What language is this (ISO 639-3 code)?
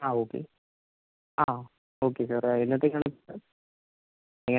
mal